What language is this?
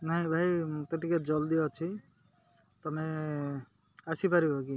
Odia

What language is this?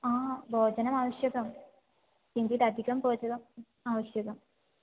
Sanskrit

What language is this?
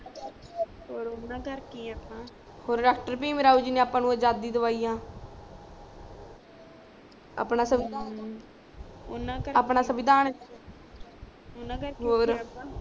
Punjabi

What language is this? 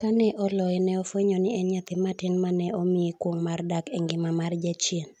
Luo (Kenya and Tanzania)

